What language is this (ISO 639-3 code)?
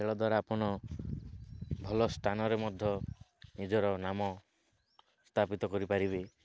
ori